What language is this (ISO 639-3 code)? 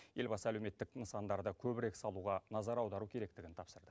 kaz